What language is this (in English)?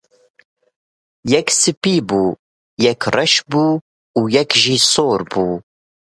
Kurdish